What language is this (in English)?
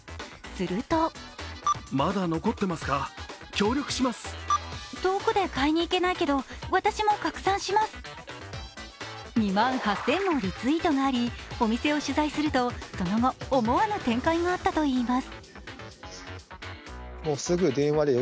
Japanese